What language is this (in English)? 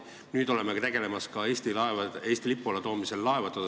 Estonian